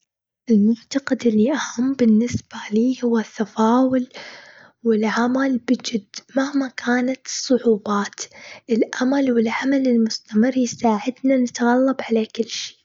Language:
Gulf Arabic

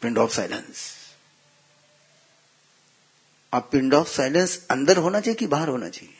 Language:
Hindi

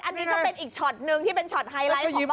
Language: Thai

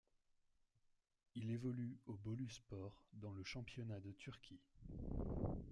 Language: French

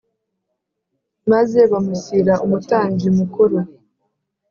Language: Kinyarwanda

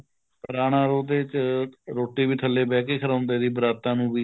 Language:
Punjabi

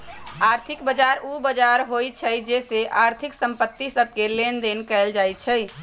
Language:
Magahi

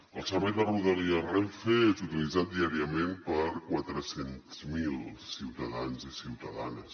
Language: Catalan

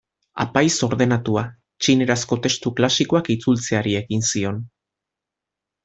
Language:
Basque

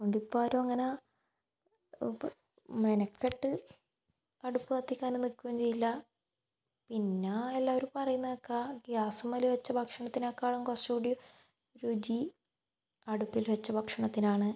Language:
Malayalam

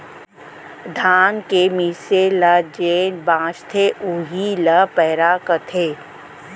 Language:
Chhattisgarhi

